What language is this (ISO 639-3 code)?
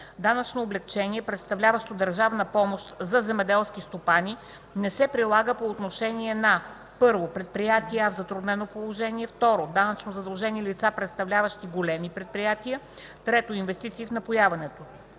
bul